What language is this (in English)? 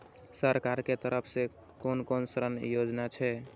Maithili